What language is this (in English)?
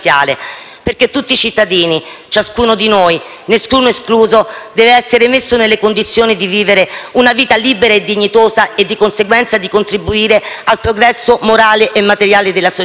Italian